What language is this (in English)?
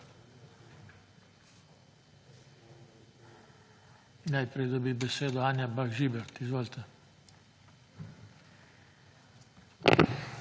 Slovenian